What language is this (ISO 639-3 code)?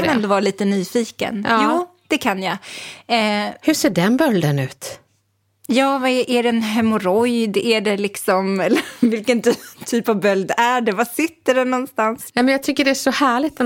swe